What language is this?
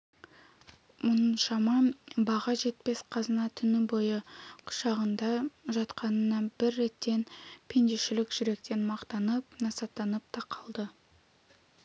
Kazakh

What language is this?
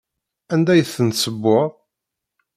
Kabyle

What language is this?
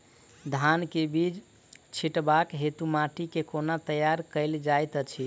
Maithili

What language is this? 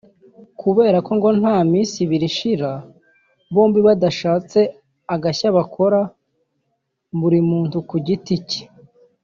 Kinyarwanda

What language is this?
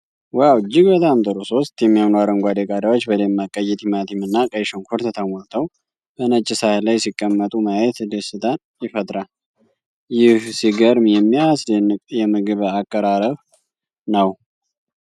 Amharic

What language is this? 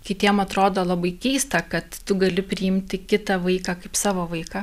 Lithuanian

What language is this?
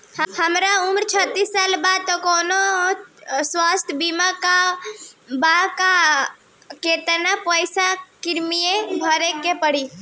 Bhojpuri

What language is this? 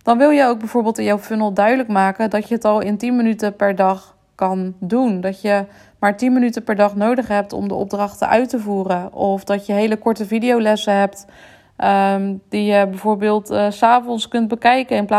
Dutch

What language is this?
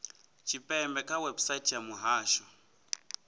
Venda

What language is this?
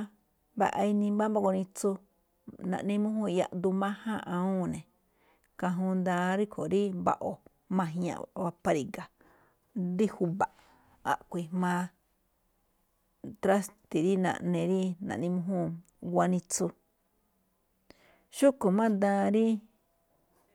Malinaltepec Me'phaa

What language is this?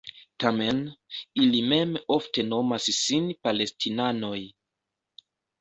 Esperanto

